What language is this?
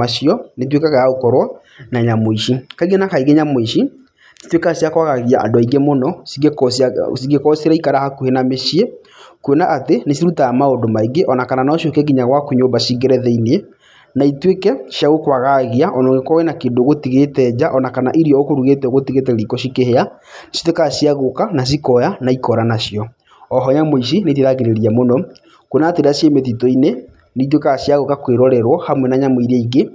Kikuyu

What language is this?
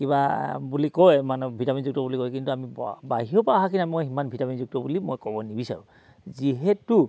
Assamese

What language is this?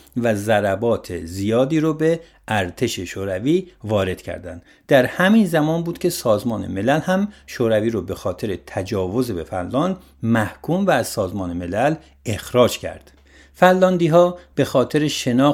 Persian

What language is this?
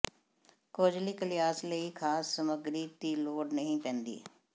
Punjabi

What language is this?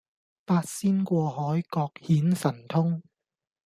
Cantonese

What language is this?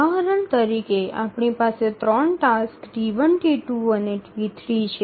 Gujarati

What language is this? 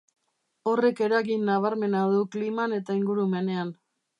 Basque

